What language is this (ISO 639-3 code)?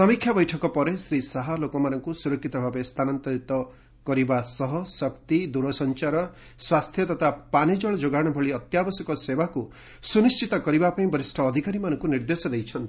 ori